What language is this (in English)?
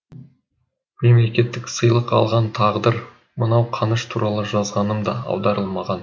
Kazakh